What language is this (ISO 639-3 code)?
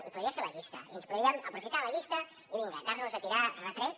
cat